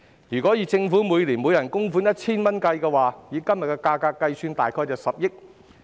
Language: Cantonese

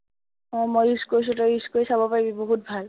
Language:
Assamese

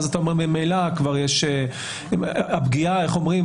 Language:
Hebrew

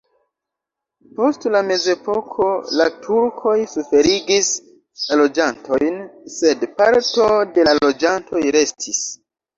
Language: Esperanto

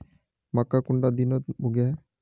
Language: Magahi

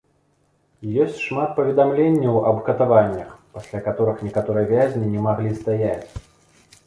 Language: Belarusian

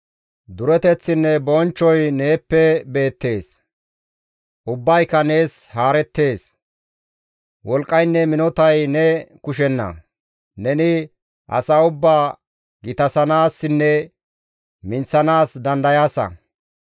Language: Gamo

